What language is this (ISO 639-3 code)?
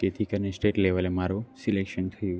guj